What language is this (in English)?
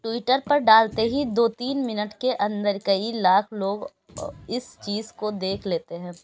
Urdu